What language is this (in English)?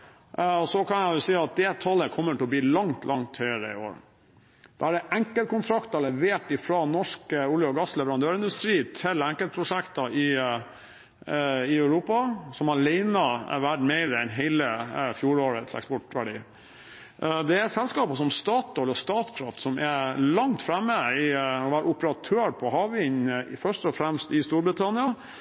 Norwegian Bokmål